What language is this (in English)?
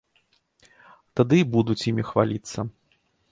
Belarusian